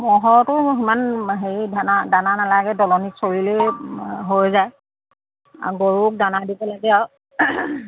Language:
Assamese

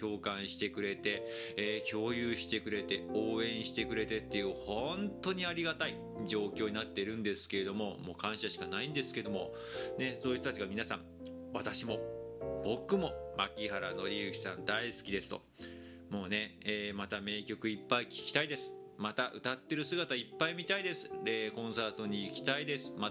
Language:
Japanese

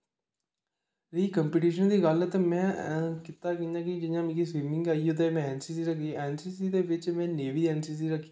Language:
Dogri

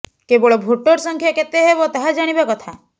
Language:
Odia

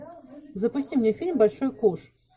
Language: Russian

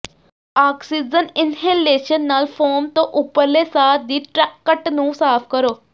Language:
Punjabi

